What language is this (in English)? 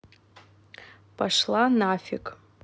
Russian